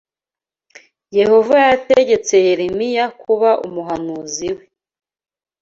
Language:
Kinyarwanda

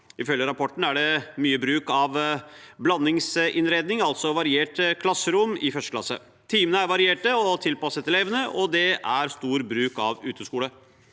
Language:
Norwegian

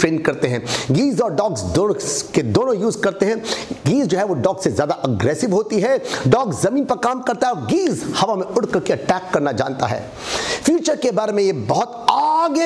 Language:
Hindi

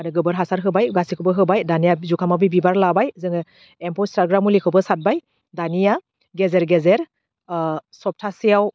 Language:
Bodo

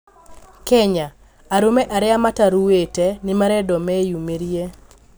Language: Kikuyu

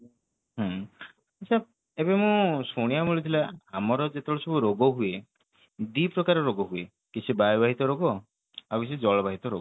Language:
Odia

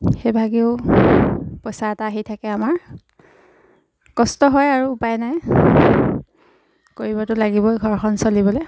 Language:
Assamese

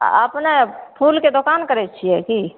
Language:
Maithili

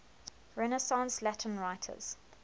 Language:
English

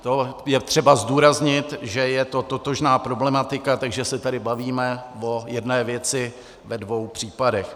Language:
Czech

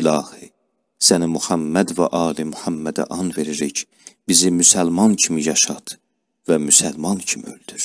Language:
Turkish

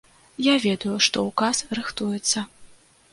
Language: Belarusian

